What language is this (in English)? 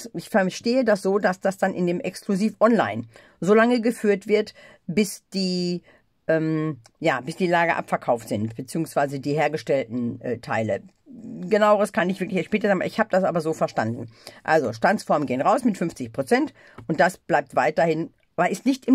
German